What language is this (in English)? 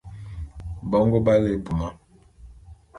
Bulu